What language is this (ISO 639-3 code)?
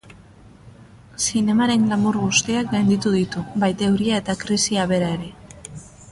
eus